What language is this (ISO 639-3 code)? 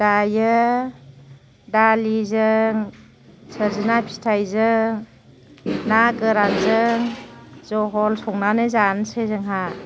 brx